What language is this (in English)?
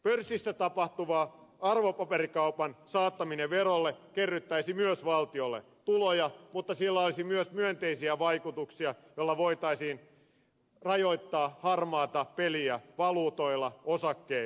Finnish